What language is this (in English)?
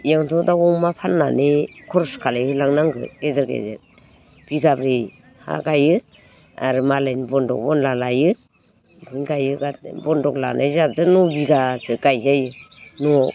Bodo